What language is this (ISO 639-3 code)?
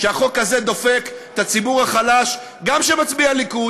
heb